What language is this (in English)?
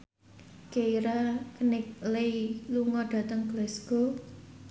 Javanese